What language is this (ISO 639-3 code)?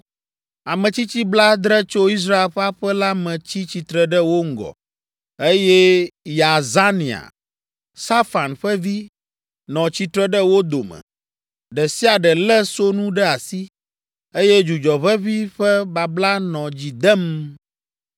ewe